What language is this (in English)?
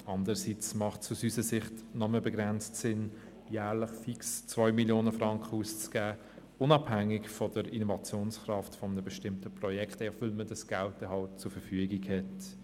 Swiss German